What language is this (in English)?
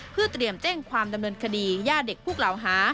Thai